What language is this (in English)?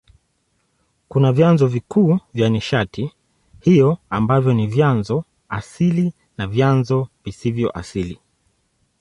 Swahili